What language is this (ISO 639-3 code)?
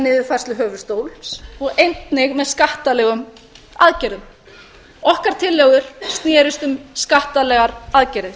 isl